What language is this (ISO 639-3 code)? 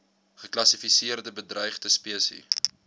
afr